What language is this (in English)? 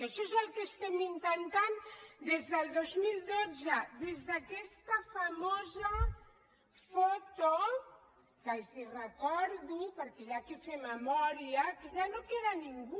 Catalan